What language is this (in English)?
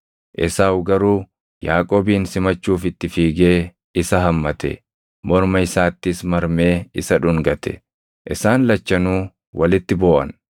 Oromo